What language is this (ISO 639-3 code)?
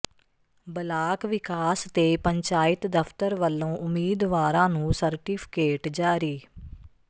pan